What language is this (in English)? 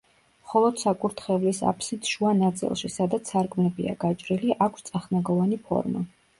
Georgian